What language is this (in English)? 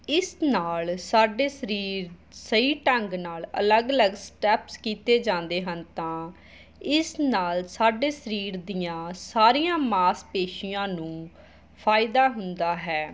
Punjabi